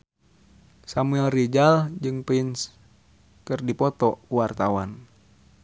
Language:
Sundanese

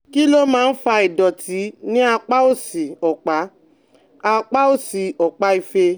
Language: Yoruba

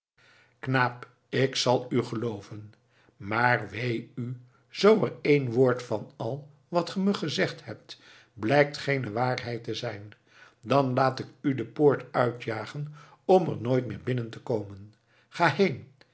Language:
Dutch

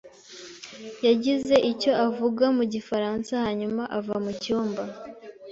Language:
Kinyarwanda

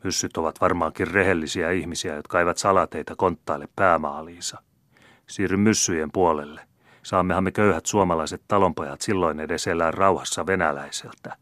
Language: Finnish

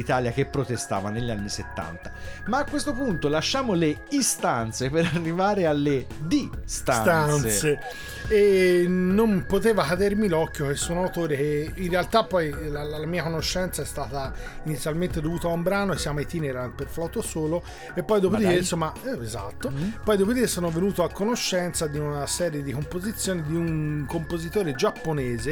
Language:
Italian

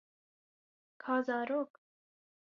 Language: Kurdish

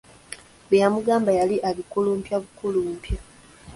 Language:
Ganda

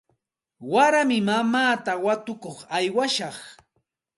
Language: Santa Ana de Tusi Pasco Quechua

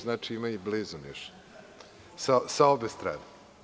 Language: Serbian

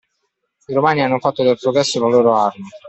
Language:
Italian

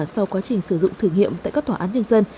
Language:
Vietnamese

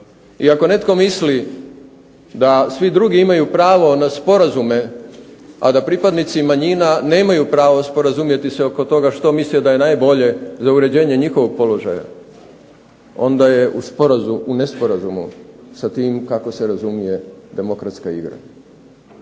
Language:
Croatian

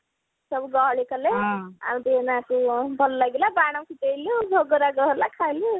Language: Odia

